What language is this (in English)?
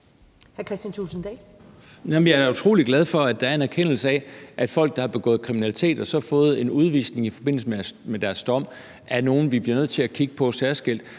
Danish